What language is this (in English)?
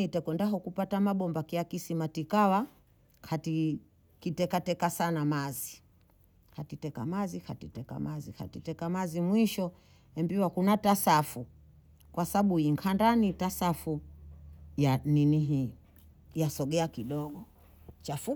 Bondei